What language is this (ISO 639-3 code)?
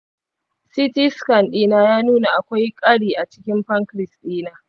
hau